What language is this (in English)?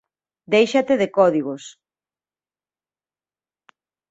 Galician